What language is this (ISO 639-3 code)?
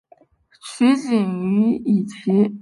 zho